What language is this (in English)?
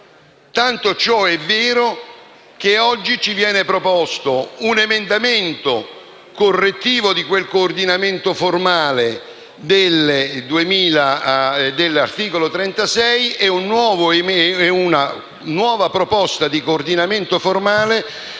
Italian